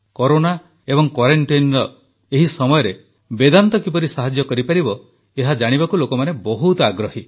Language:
Odia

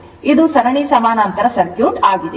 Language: Kannada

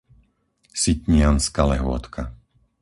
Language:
Slovak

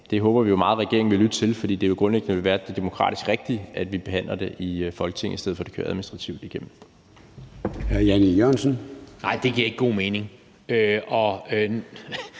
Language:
Danish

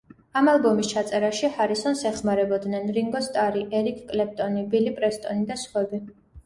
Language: Georgian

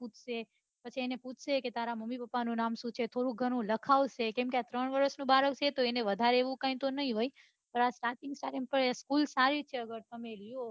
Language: Gujarati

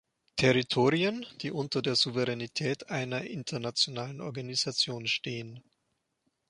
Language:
German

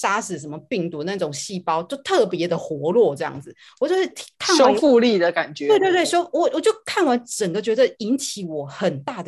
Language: Chinese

